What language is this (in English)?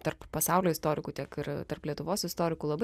Lithuanian